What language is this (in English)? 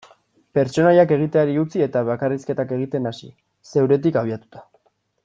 Basque